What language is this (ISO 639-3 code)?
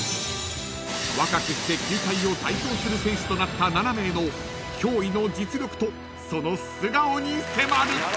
jpn